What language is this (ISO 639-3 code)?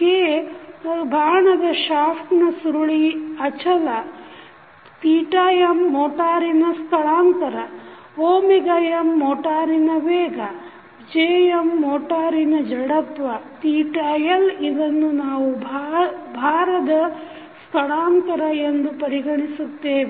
kan